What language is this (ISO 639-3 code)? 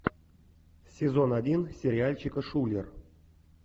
rus